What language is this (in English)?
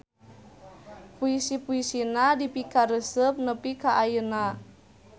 Sundanese